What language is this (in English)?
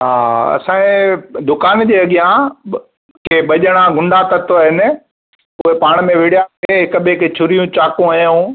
Sindhi